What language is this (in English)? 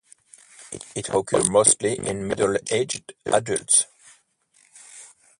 English